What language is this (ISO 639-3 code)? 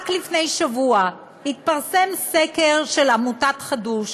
heb